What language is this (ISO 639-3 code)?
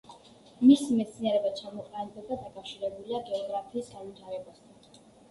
kat